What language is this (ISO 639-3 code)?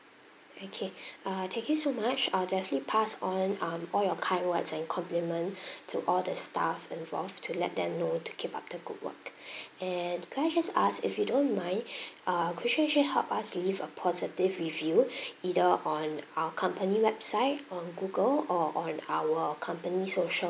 eng